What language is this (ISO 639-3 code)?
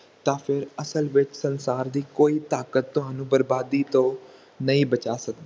pan